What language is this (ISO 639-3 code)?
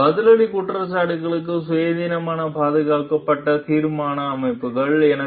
tam